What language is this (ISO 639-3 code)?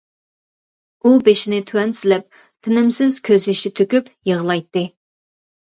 uig